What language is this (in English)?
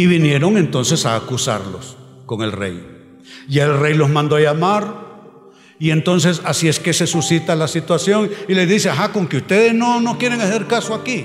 Spanish